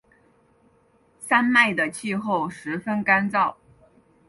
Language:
Chinese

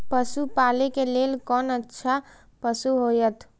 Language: Maithili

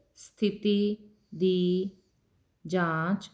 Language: Punjabi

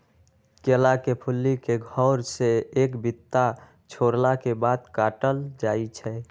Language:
Magahi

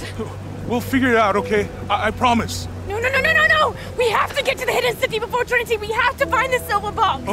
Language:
English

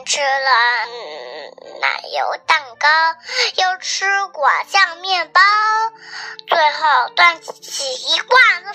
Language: Chinese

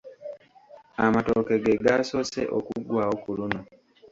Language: Ganda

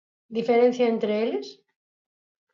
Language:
Galician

